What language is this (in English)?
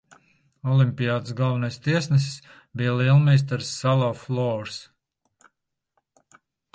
Latvian